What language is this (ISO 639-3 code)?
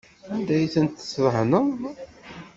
kab